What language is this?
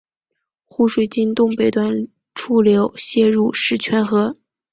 Chinese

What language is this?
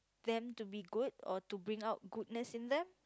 English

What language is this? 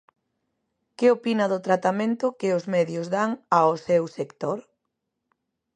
Galician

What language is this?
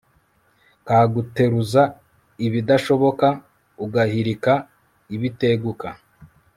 Kinyarwanda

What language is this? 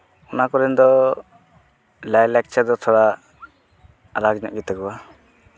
Santali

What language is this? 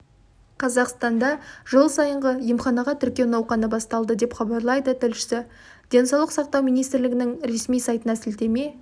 Kazakh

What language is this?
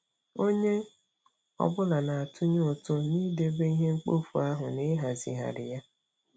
Igbo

